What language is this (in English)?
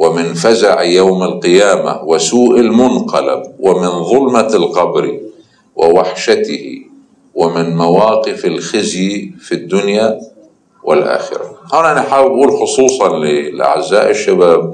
Arabic